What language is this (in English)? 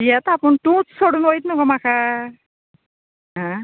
Konkani